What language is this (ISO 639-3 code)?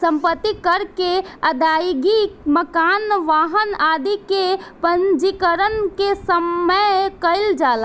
bho